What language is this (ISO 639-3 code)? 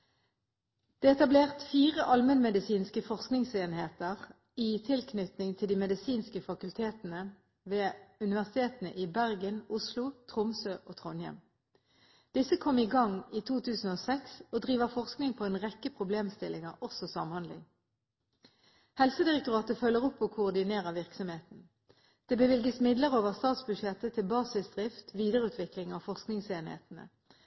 nob